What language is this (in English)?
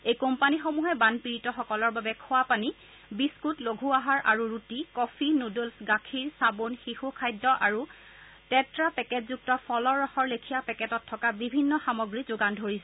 Assamese